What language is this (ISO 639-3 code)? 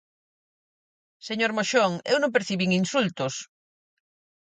glg